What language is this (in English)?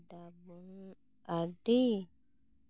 Santali